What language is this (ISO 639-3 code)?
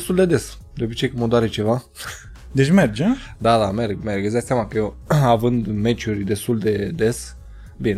ron